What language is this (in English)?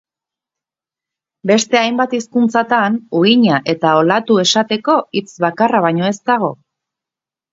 Basque